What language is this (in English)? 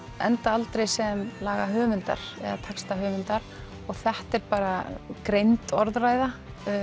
Icelandic